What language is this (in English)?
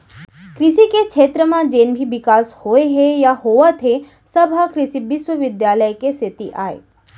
Chhattisgarhi